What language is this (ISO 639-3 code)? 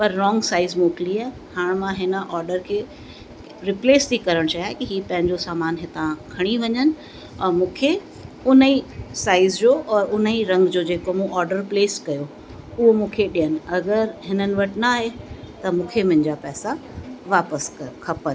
snd